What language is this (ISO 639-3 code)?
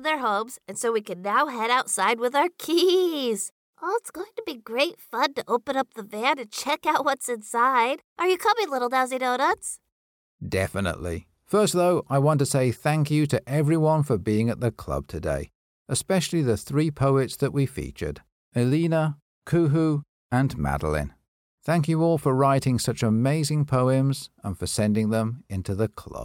eng